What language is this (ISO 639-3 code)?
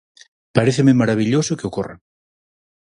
glg